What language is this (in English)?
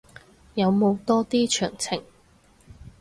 Cantonese